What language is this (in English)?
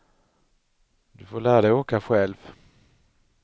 Swedish